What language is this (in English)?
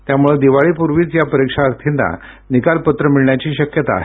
Marathi